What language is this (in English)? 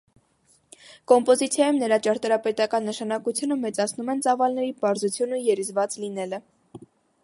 Armenian